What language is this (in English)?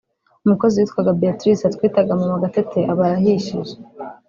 Kinyarwanda